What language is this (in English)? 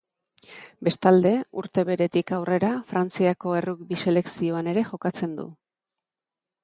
Basque